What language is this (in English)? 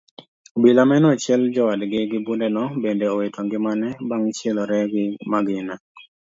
Luo (Kenya and Tanzania)